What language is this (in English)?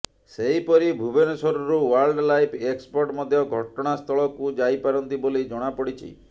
Odia